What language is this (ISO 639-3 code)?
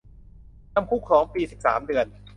tha